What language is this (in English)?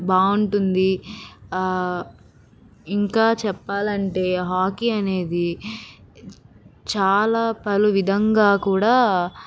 Telugu